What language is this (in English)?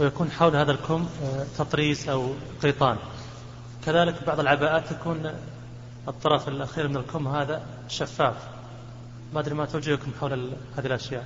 Arabic